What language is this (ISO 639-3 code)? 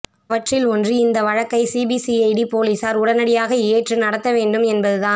tam